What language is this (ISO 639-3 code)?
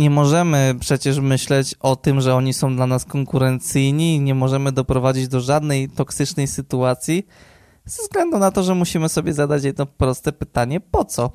pol